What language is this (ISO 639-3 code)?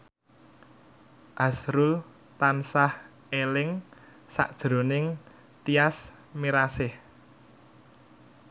jav